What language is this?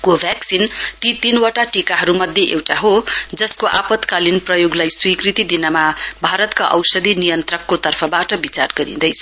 Nepali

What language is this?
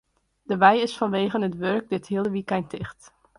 Western Frisian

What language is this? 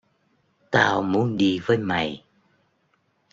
Vietnamese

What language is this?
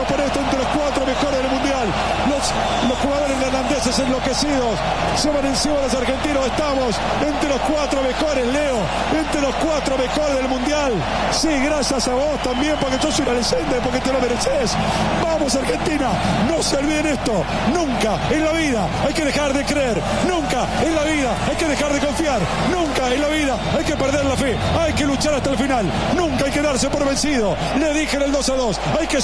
Spanish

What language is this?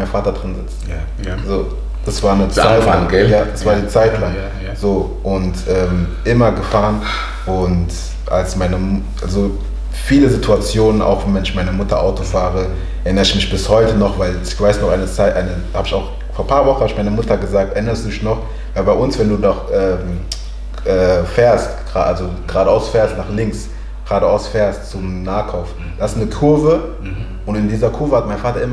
German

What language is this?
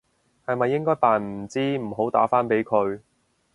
Cantonese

